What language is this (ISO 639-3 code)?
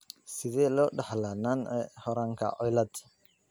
som